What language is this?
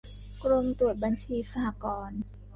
Thai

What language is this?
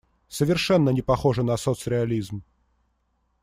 Russian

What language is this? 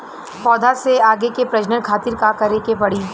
Bhojpuri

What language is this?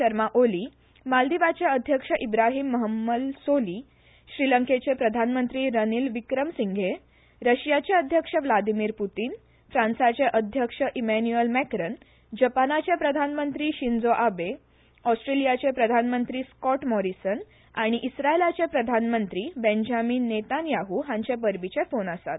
Konkani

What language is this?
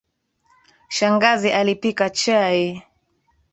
Swahili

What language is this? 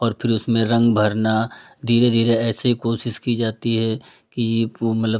Hindi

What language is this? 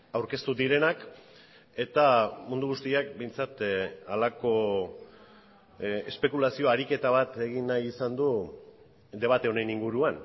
Basque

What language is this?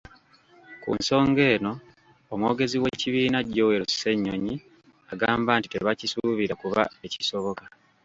Ganda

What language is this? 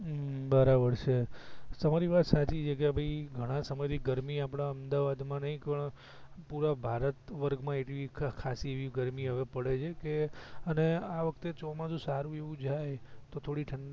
Gujarati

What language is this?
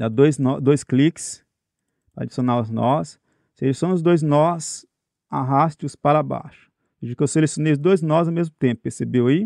Portuguese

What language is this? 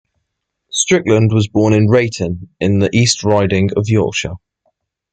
English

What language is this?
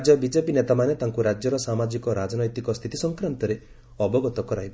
Odia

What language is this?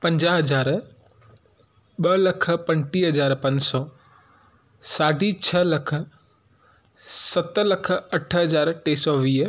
Sindhi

